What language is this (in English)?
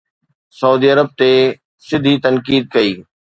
Sindhi